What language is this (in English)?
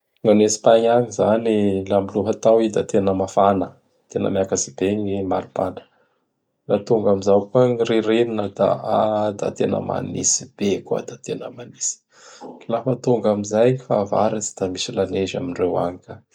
Bara Malagasy